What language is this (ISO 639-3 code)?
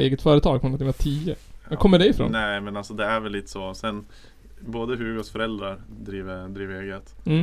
swe